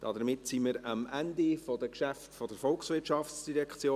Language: Swiss German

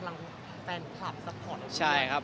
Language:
Thai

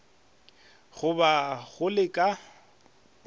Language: Northern Sotho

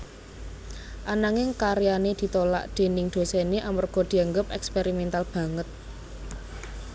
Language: Javanese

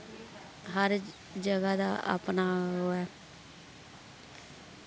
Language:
Dogri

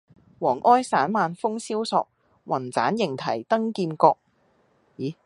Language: Cantonese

